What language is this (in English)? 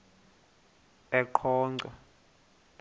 Xhosa